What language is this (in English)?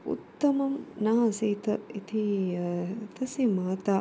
Sanskrit